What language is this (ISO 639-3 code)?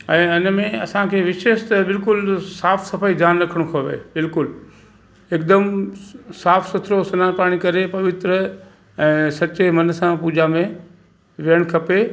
snd